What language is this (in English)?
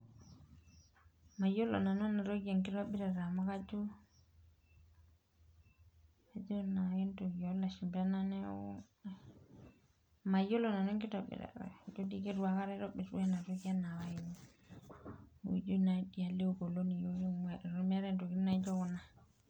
Masai